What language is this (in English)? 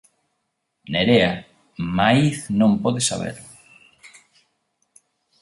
Galician